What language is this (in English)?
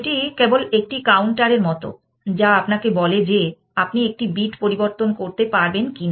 Bangla